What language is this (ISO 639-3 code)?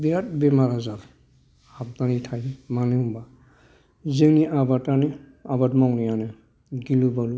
brx